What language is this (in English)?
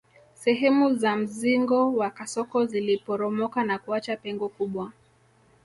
Swahili